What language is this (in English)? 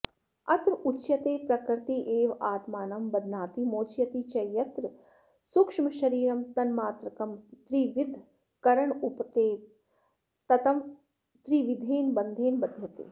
Sanskrit